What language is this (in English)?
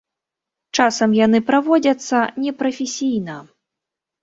Belarusian